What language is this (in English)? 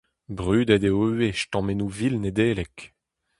Breton